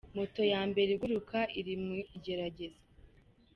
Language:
Kinyarwanda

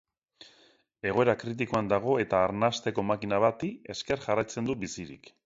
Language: Basque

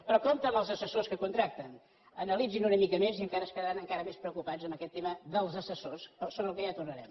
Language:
Catalan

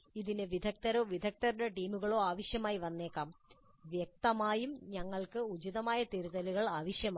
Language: Malayalam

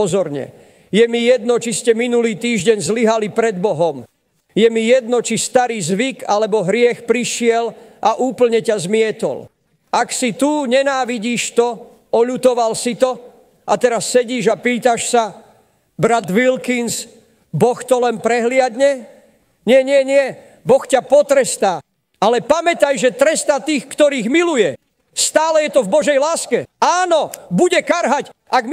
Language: Slovak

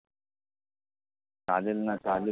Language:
Marathi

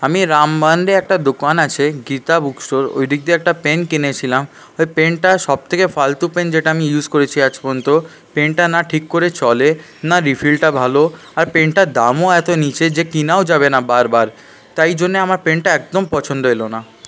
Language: Bangla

